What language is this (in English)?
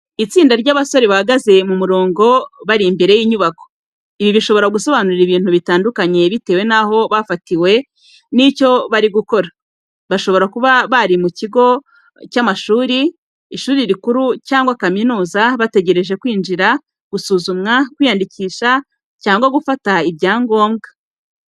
Kinyarwanda